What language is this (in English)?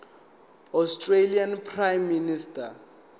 Zulu